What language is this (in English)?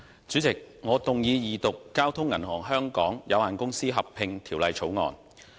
Cantonese